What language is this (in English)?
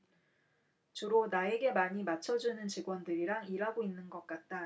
Korean